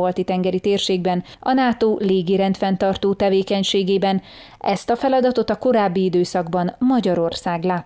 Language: Hungarian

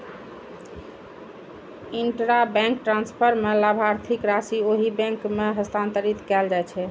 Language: Maithili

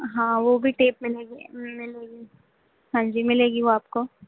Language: Urdu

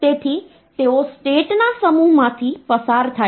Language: Gujarati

